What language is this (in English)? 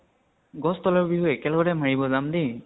Assamese